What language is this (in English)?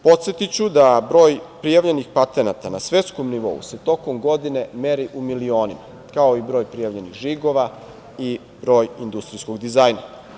Serbian